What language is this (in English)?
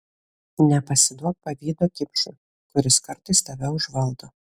Lithuanian